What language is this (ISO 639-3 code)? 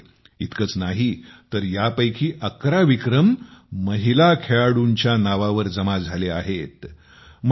mar